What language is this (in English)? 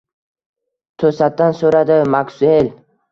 Uzbek